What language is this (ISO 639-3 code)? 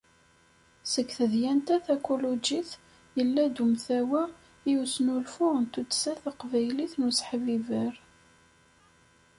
kab